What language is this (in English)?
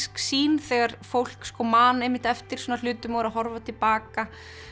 Icelandic